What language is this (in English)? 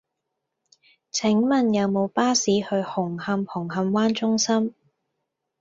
Cantonese